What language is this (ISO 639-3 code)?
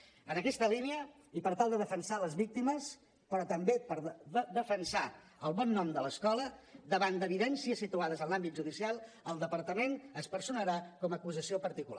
cat